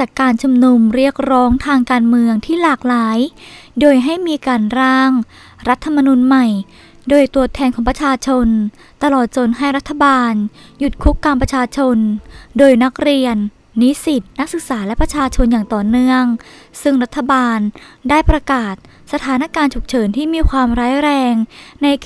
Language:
Thai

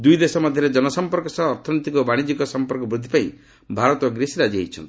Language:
Odia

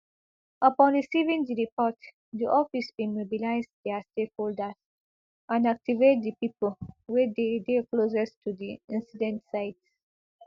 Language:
Nigerian Pidgin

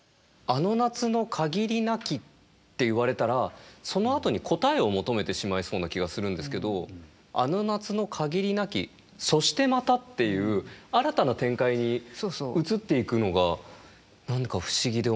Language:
Japanese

